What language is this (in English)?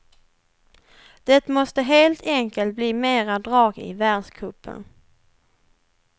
Swedish